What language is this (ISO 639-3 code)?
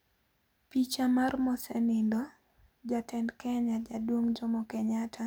luo